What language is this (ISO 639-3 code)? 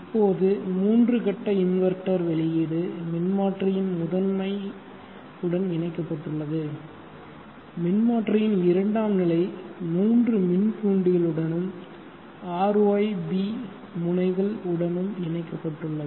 tam